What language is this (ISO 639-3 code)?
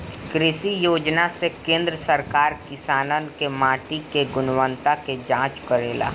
bho